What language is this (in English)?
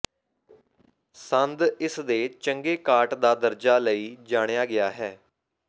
Punjabi